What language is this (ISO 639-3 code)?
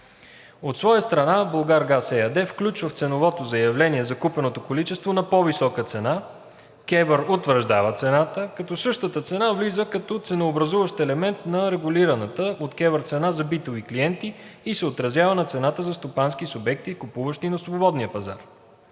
bul